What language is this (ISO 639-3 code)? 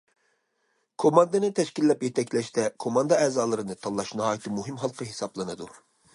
uig